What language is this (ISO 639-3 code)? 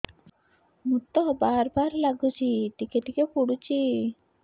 ori